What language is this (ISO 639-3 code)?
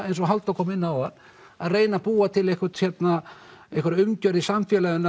isl